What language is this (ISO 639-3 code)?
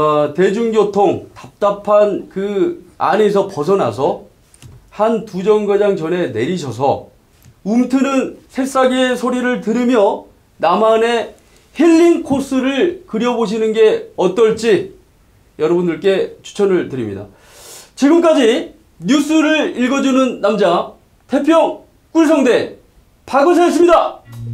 kor